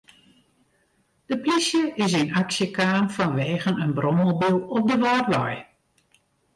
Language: Western Frisian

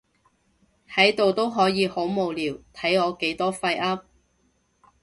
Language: Cantonese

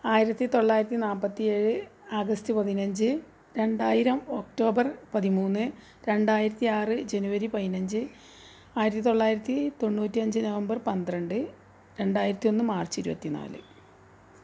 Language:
Malayalam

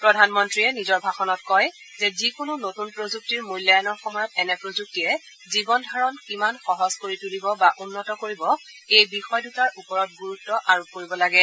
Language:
Assamese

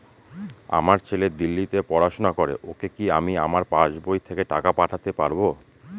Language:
Bangla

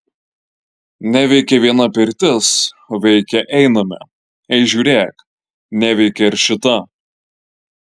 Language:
Lithuanian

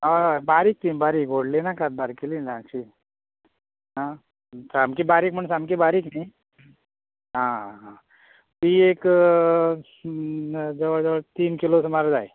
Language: Konkani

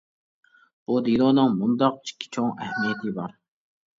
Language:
Uyghur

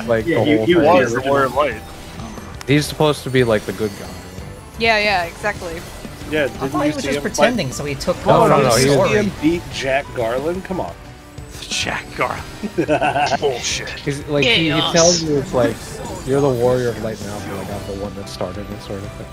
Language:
English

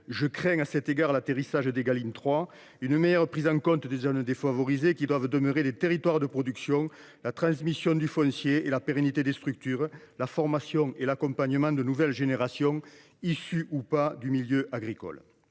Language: French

